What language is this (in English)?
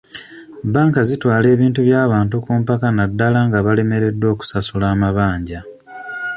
Ganda